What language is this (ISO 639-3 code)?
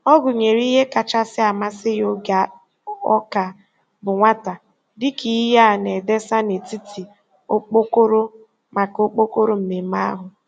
ibo